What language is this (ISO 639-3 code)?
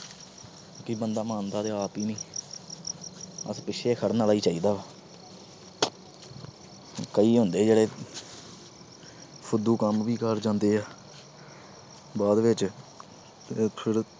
pan